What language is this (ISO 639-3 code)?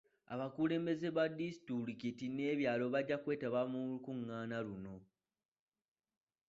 lug